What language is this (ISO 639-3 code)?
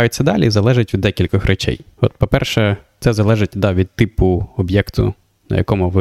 ukr